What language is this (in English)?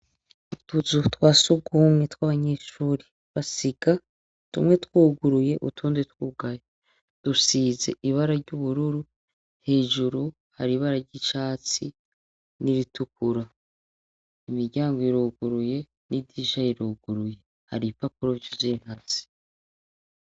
Rundi